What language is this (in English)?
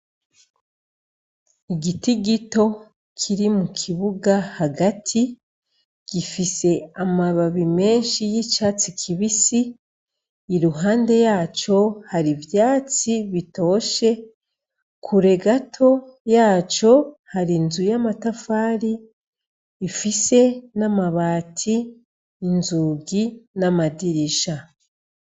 Rundi